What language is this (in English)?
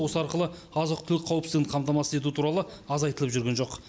Kazakh